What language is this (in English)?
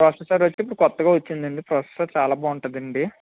Telugu